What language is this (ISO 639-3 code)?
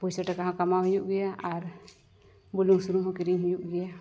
sat